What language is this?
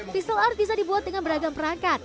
Indonesian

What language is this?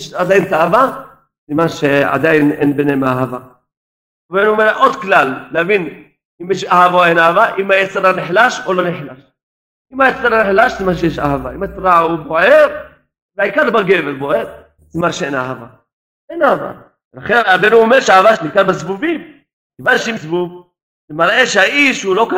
Hebrew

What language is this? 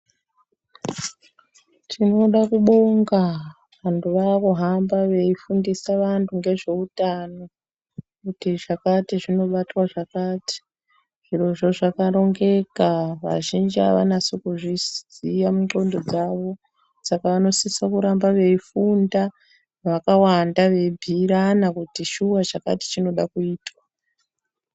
Ndau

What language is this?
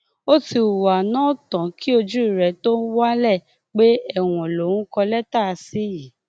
Yoruba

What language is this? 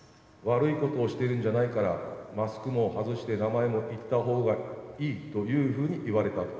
Japanese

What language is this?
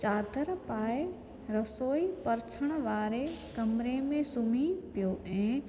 Sindhi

